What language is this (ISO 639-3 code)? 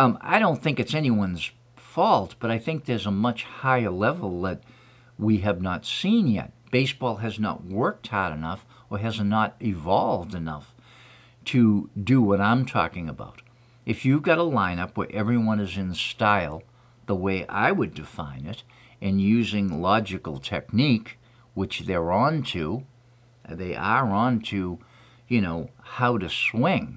eng